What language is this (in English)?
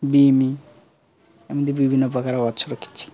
Odia